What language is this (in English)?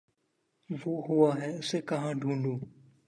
Urdu